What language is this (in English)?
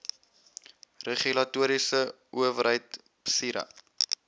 Afrikaans